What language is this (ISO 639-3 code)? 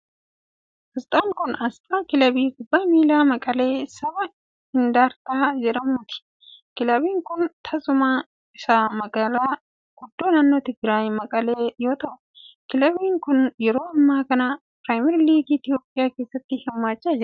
orm